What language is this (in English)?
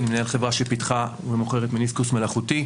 Hebrew